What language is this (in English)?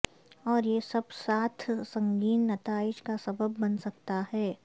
Urdu